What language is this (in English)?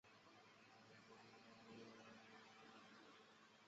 Chinese